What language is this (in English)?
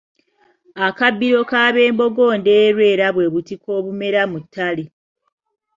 Ganda